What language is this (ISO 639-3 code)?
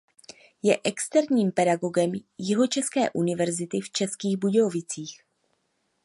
ces